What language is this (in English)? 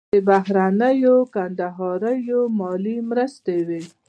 Pashto